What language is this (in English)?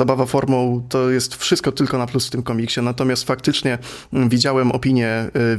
Polish